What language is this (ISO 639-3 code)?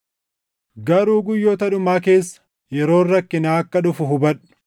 orm